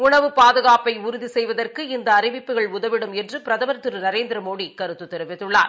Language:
Tamil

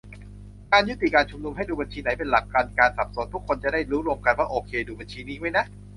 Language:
Thai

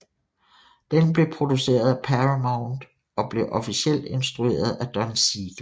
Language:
Danish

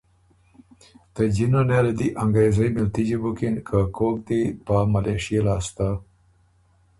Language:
Ormuri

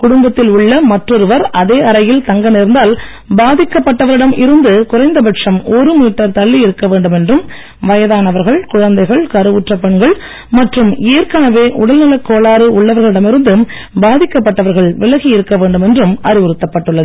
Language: Tamil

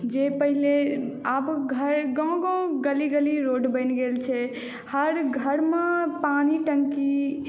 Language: Maithili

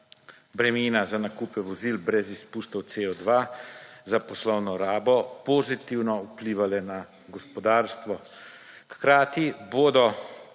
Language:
Slovenian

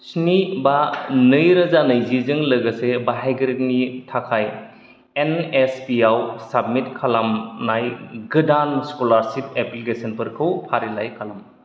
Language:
Bodo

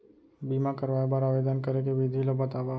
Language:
Chhattisgarhi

